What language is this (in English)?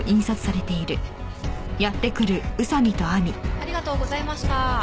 Japanese